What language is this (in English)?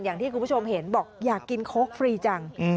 Thai